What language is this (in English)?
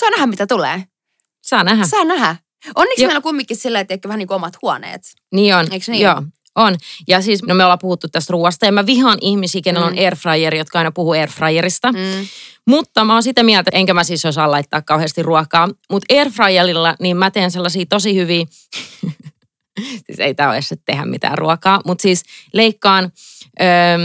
Finnish